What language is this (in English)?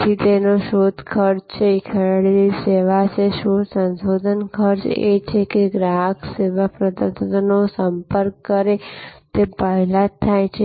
Gujarati